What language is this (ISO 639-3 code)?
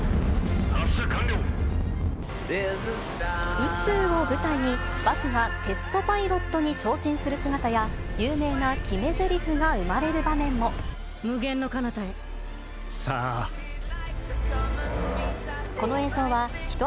jpn